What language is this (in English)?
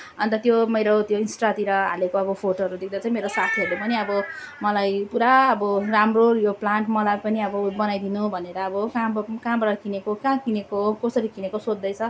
Nepali